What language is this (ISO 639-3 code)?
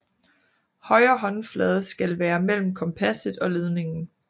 dan